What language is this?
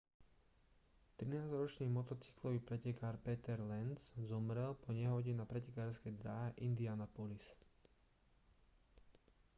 Slovak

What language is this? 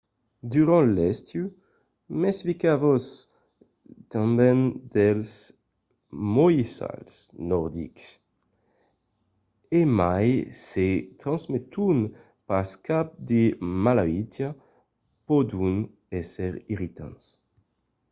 Occitan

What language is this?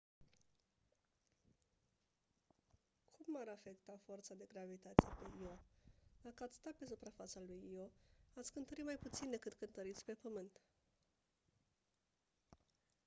Romanian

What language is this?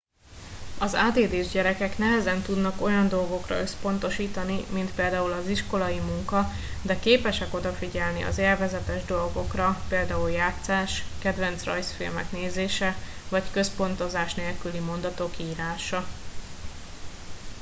Hungarian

